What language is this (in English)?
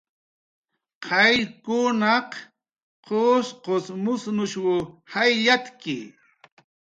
Jaqaru